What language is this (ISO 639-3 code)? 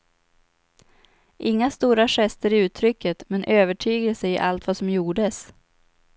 swe